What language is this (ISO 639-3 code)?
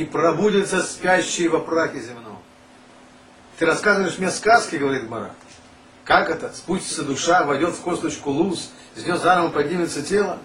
rus